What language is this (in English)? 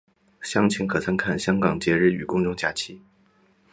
Chinese